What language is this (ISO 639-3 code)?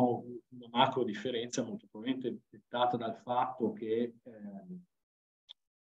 ita